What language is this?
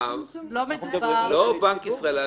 Hebrew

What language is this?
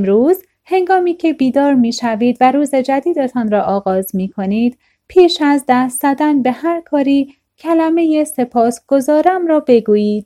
Persian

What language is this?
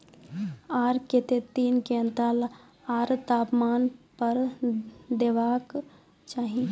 Maithili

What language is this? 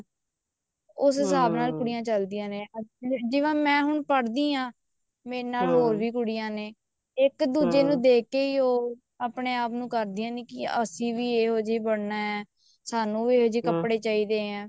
Punjabi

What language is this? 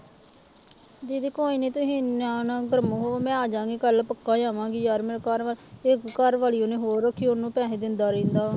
Punjabi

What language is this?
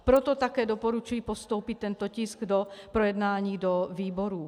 Czech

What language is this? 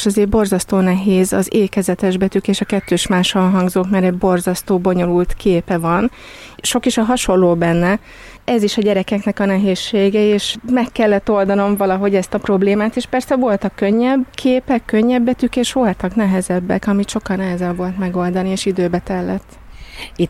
Hungarian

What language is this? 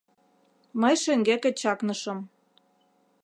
Mari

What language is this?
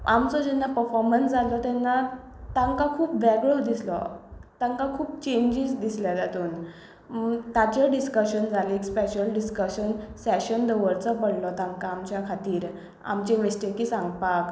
Konkani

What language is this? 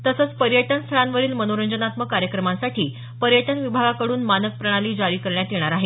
Marathi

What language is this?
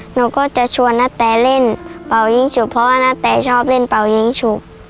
Thai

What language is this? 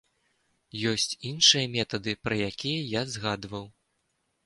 Belarusian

